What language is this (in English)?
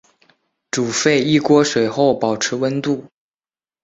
Chinese